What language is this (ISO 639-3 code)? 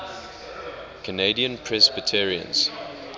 eng